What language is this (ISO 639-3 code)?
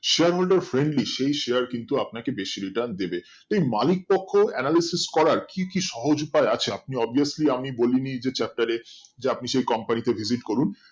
ben